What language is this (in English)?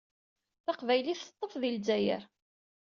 Kabyle